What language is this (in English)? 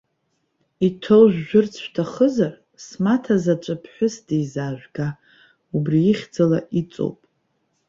Abkhazian